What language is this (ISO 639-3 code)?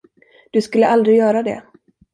swe